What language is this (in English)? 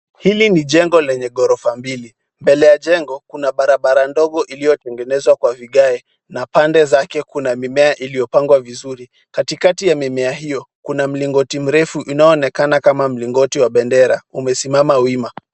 Swahili